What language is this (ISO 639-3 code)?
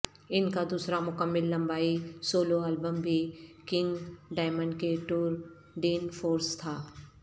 urd